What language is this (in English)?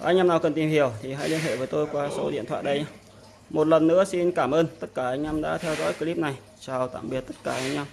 Vietnamese